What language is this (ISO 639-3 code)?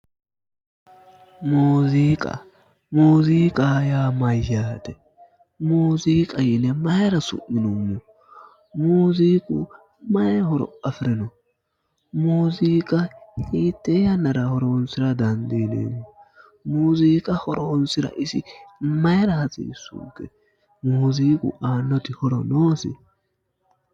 sid